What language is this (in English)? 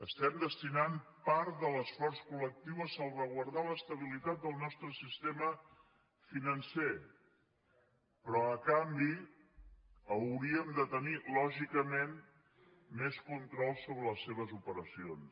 Catalan